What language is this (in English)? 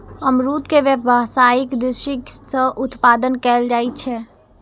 Maithili